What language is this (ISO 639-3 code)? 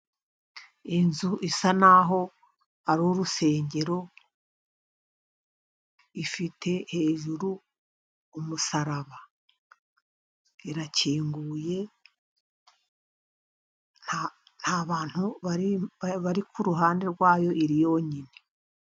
kin